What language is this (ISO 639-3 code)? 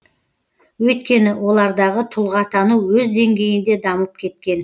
kaz